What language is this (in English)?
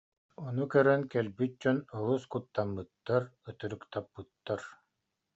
Yakut